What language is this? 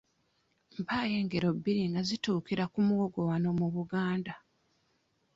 Ganda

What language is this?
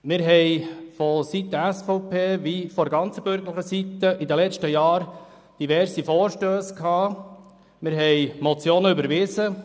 Swiss German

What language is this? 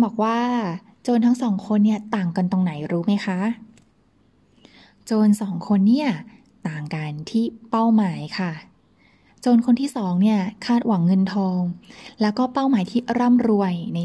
Thai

